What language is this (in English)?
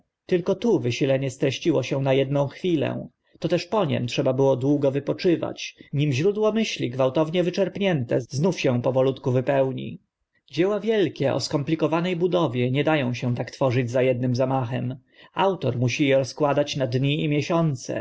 Polish